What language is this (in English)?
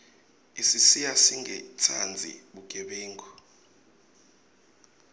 Swati